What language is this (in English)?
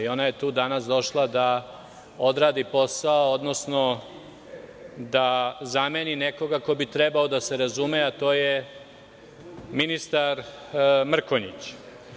Serbian